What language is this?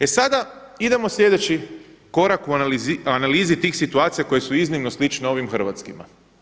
Croatian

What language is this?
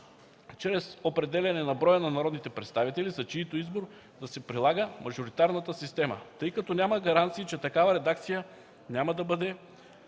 Bulgarian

